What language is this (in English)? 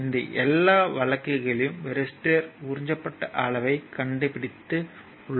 Tamil